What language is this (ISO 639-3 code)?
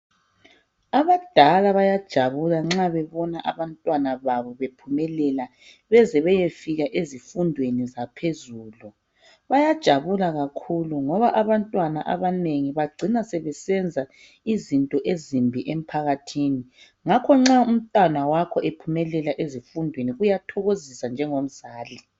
nde